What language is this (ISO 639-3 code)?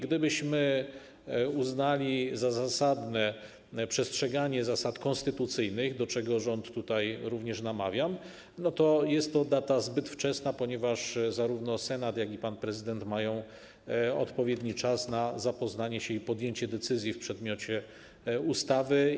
pol